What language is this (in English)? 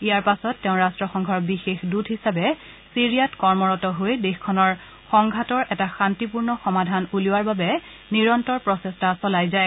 Assamese